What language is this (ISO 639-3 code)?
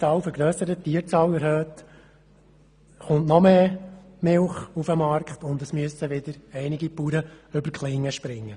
gsw